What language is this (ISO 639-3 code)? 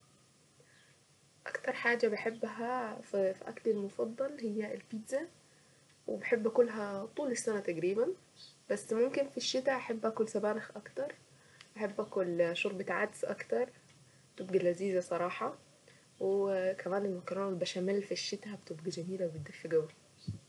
aec